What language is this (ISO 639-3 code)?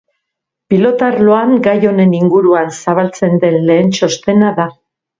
eus